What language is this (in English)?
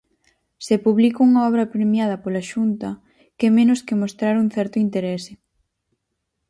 Galician